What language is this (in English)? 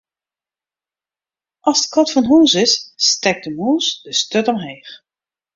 Western Frisian